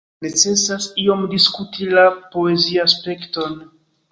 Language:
Esperanto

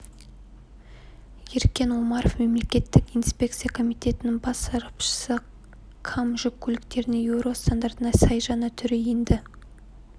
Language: Kazakh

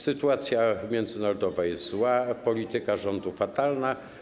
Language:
Polish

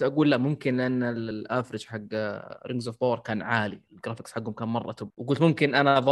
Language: Arabic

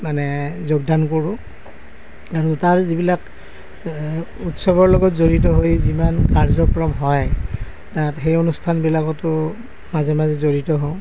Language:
Assamese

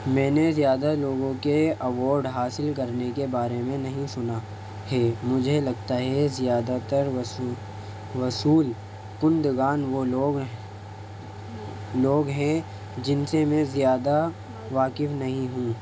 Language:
Urdu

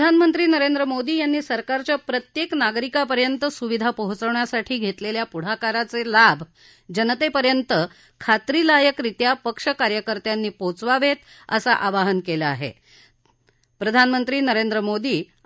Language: Marathi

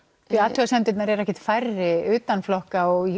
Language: Icelandic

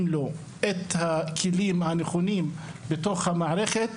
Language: Hebrew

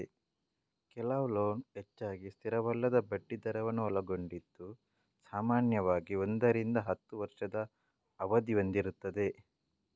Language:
Kannada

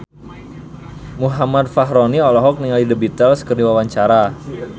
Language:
Sundanese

